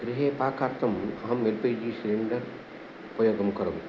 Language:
Sanskrit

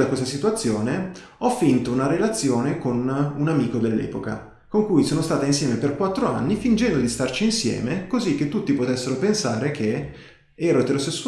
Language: Italian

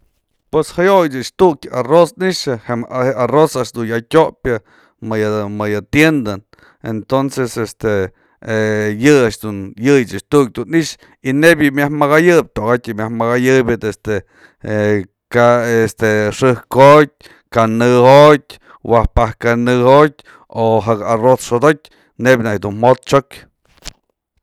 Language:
Mazatlán Mixe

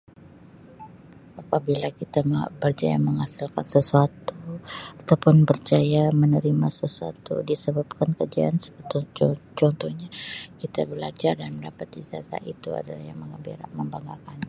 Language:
Sabah Malay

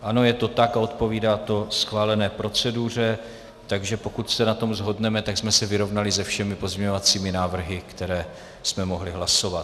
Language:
Czech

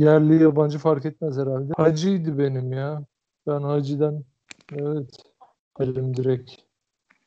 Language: Turkish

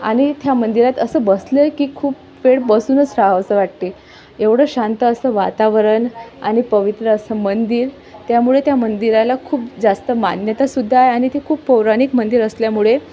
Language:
Marathi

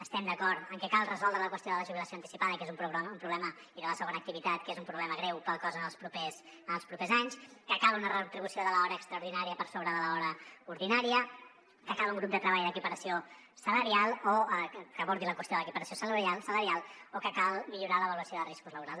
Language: Catalan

